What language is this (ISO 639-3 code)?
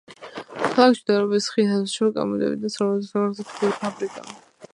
kat